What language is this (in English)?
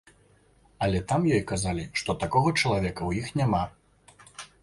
Belarusian